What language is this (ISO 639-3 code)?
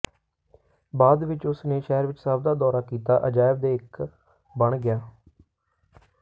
pan